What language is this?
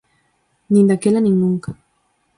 Galician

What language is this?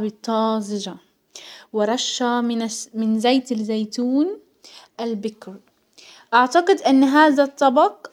Hijazi Arabic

